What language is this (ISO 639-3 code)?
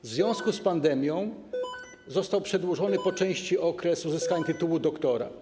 pol